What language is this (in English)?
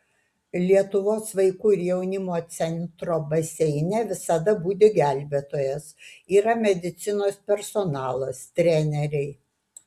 Lithuanian